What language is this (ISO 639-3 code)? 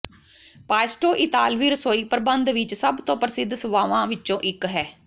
pan